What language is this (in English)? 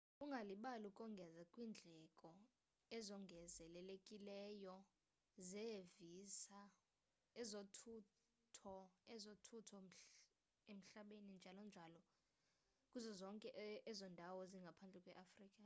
Xhosa